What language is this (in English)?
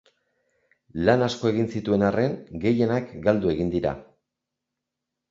Basque